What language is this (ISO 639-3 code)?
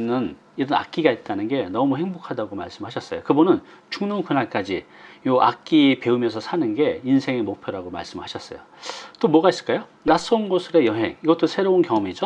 kor